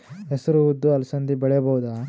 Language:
Kannada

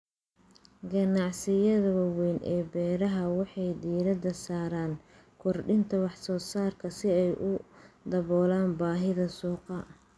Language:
Somali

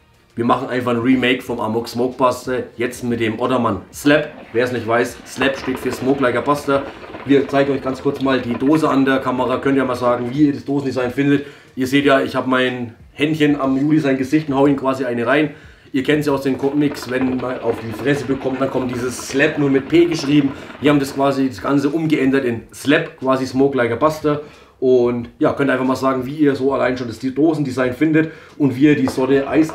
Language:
German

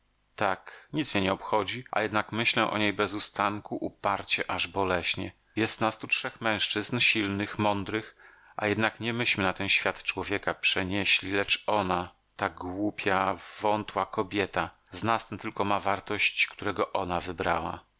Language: Polish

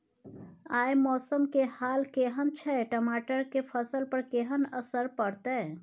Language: Maithili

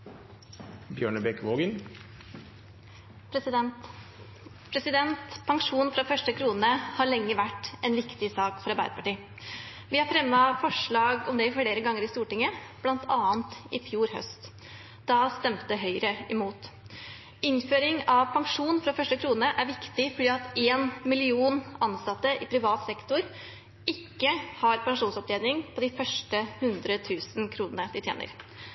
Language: Norwegian Bokmål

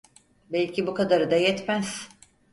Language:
Turkish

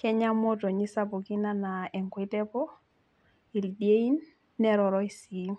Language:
Masai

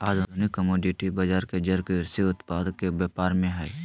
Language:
Magahi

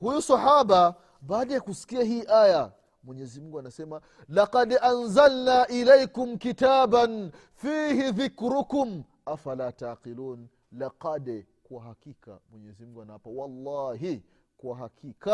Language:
Swahili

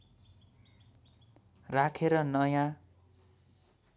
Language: Nepali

